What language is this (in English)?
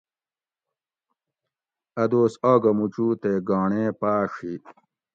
Gawri